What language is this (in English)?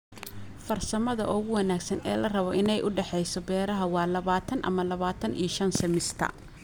Somali